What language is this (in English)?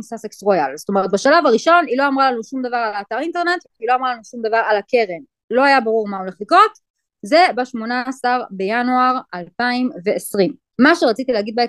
Hebrew